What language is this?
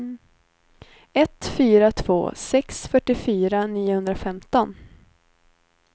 Swedish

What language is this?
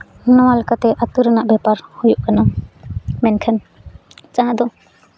Santali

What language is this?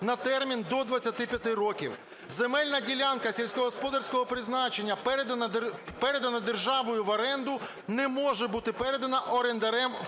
Ukrainian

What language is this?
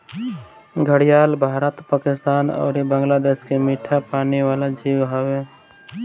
Bhojpuri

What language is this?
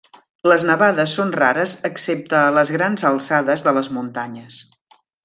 Catalan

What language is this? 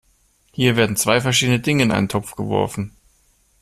German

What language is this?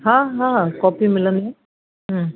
Sindhi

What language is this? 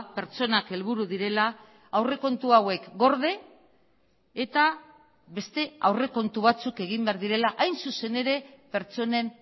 Basque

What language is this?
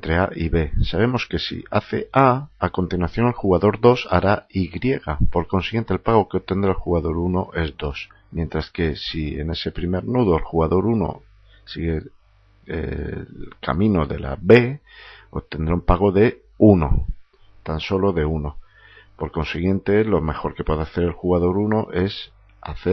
Spanish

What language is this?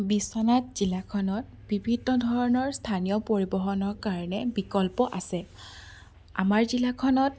Assamese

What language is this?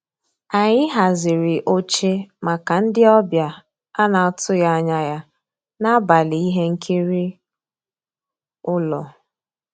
Igbo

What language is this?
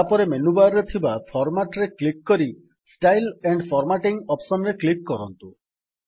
Odia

